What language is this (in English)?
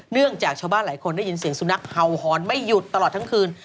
Thai